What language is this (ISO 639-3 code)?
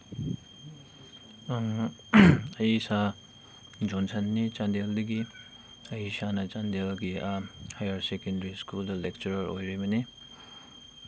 mni